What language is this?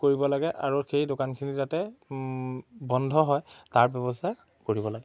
Assamese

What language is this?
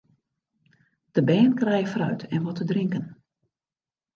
Western Frisian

